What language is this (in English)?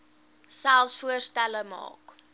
Afrikaans